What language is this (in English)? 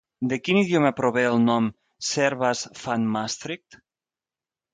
Catalan